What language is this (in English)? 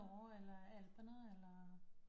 Danish